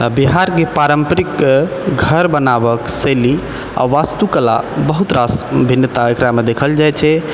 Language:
Maithili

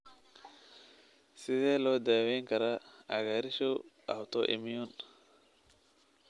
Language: Somali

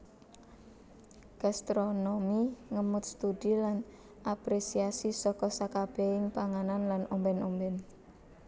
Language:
Javanese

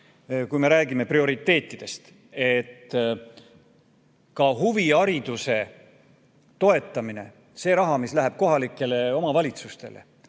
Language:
Estonian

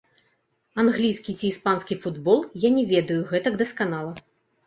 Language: Belarusian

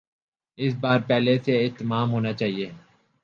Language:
Urdu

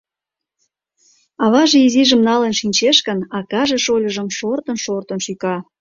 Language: Mari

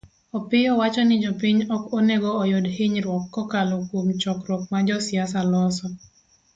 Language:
Luo (Kenya and Tanzania)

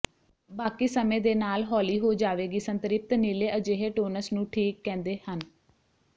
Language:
Punjabi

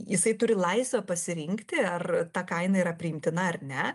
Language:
Lithuanian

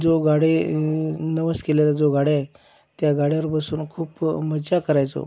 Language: Marathi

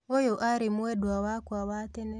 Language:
Kikuyu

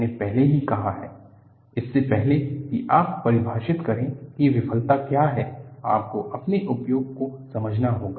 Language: Hindi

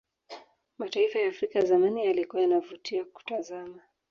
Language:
Swahili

